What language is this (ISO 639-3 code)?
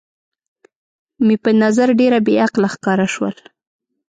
pus